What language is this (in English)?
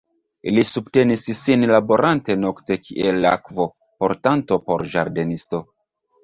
Esperanto